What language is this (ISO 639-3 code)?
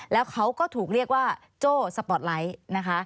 tha